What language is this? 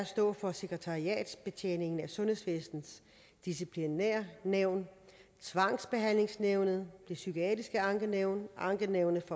Danish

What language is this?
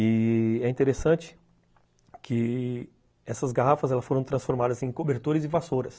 Portuguese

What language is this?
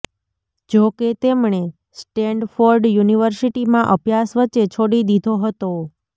Gujarati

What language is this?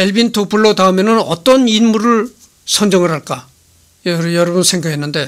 Korean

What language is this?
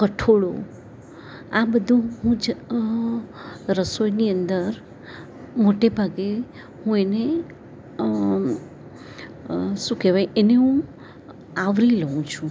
Gujarati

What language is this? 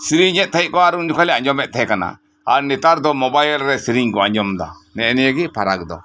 Santali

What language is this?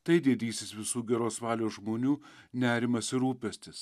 Lithuanian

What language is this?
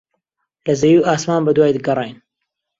Central Kurdish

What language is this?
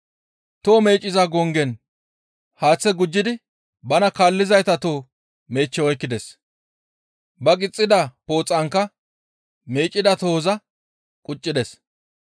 Gamo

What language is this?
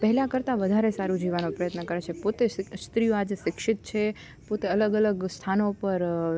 Gujarati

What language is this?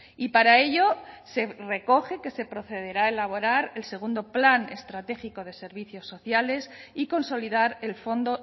Spanish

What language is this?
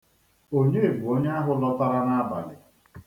Igbo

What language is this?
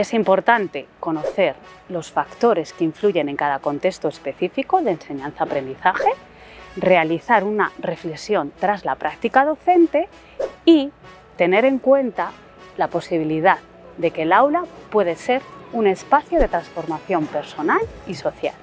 Spanish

